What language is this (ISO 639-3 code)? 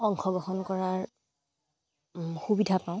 asm